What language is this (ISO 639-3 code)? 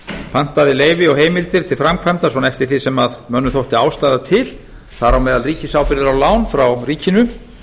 isl